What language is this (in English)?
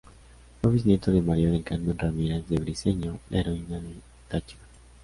Spanish